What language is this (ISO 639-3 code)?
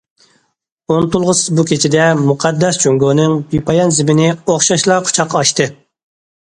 uig